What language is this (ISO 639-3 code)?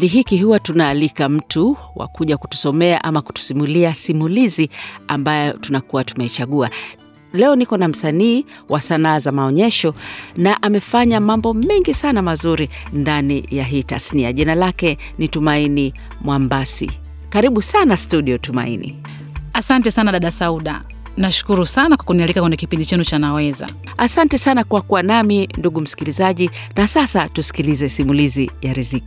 swa